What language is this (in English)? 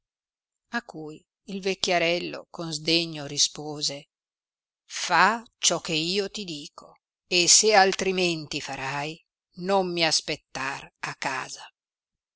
Italian